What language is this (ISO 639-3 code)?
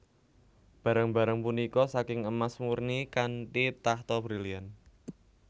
jav